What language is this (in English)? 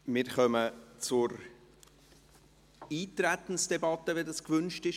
Swiss German